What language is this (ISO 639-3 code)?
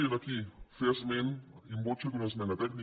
cat